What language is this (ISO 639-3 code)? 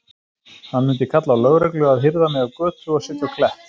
isl